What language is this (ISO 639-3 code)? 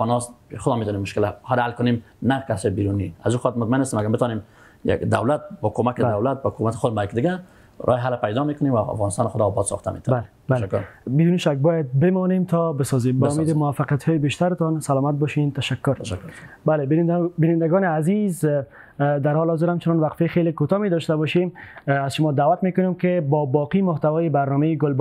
fas